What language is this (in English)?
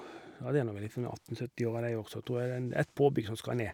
Norwegian